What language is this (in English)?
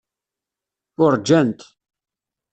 Kabyle